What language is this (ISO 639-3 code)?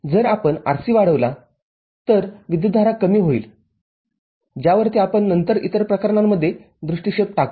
mar